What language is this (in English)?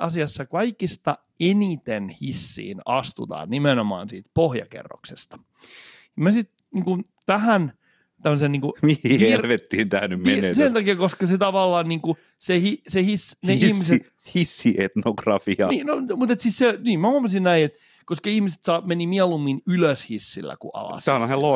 Finnish